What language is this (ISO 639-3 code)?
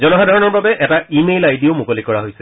asm